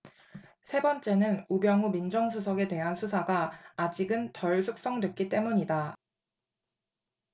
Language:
Korean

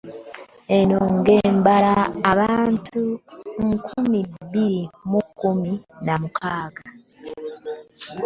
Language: Ganda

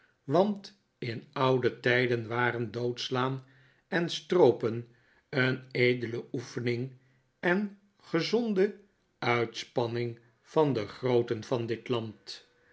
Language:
Dutch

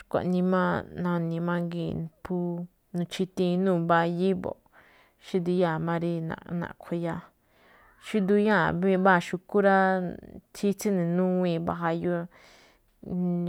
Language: Malinaltepec Me'phaa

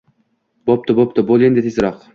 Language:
Uzbek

